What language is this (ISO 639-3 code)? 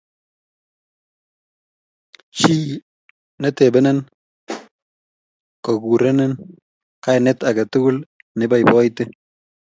kln